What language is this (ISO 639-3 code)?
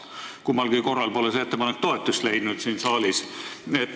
est